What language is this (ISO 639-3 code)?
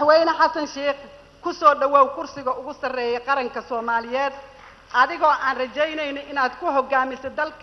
ara